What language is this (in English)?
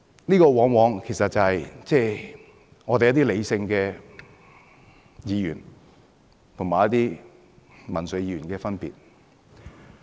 Cantonese